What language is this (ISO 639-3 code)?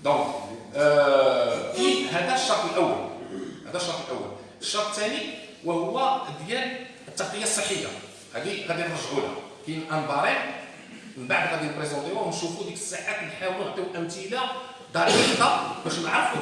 ara